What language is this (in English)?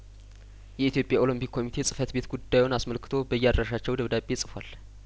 Amharic